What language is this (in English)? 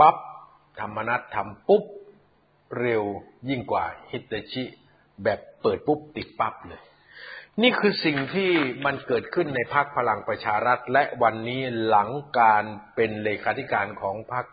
Thai